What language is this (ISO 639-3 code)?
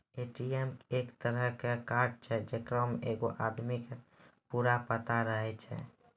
mai